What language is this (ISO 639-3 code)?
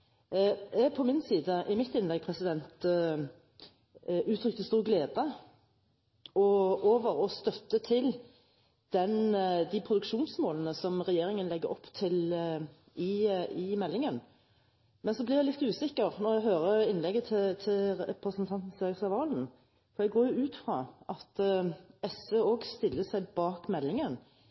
nob